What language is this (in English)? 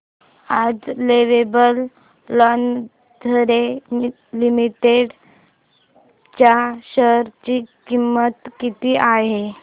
Marathi